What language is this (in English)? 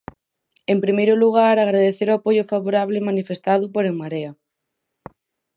Galician